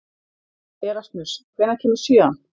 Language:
Icelandic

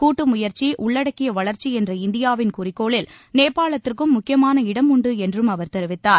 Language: Tamil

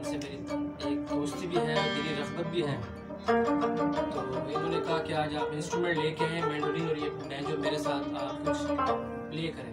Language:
Arabic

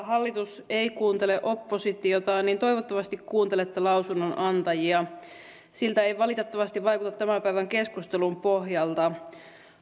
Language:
Finnish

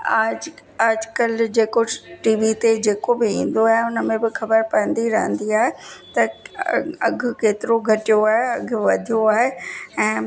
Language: Sindhi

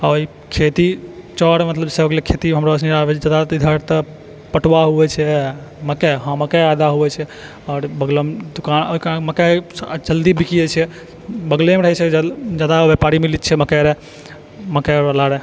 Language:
Maithili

